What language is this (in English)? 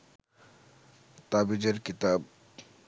Bangla